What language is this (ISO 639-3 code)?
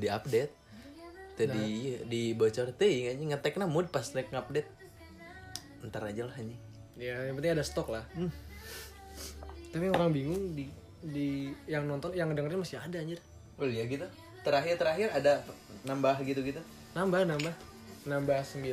ind